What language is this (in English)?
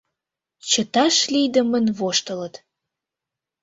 Mari